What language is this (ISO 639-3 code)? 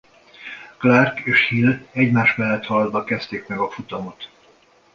hun